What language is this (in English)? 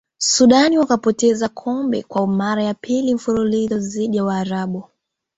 Swahili